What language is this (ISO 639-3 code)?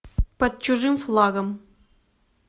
rus